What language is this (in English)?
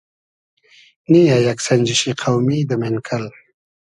Hazaragi